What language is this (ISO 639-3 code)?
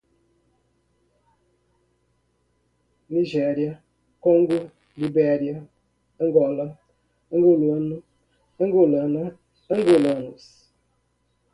por